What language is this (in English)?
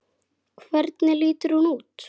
Icelandic